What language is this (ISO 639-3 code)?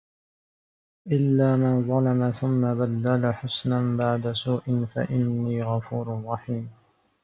ara